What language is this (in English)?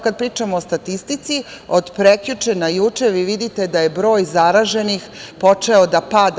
Serbian